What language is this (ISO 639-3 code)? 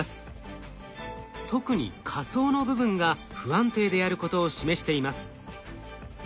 jpn